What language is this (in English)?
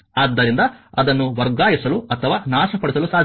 Kannada